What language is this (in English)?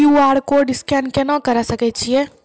Maithili